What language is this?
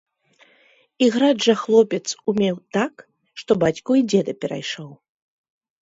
Belarusian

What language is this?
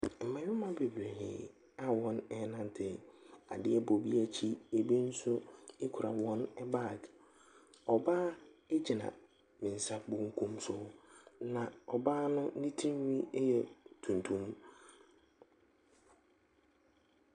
Akan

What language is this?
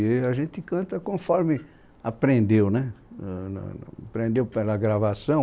Portuguese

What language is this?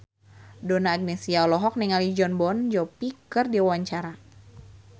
Sundanese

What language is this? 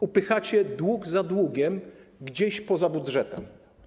Polish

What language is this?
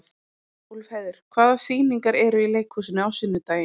Icelandic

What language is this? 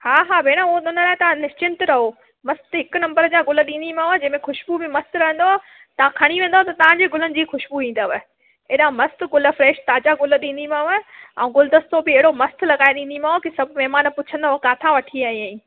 Sindhi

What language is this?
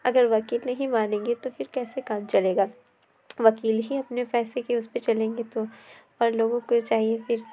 Urdu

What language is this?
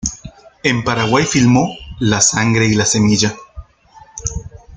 Spanish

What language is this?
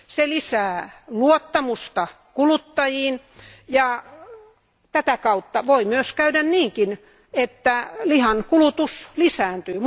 Finnish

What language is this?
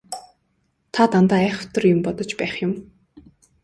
Mongolian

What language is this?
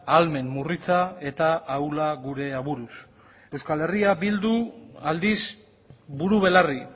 Basque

